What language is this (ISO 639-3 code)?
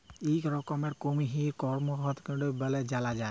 ben